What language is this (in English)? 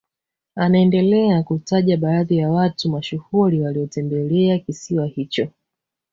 Swahili